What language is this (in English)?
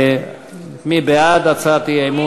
Hebrew